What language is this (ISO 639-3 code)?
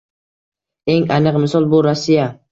uzb